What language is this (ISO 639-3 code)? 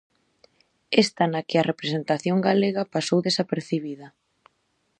glg